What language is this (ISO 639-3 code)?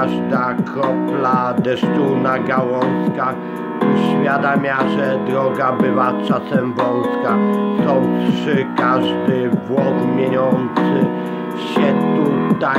pol